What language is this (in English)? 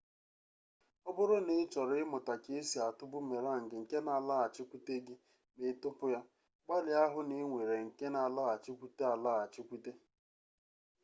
Igbo